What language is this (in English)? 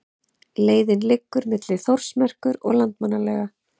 Icelandic